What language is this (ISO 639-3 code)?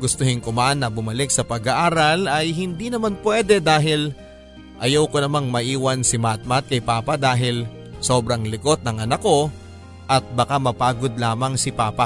fil